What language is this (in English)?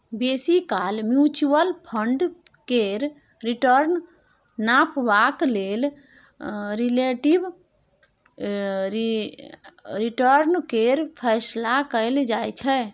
Maithili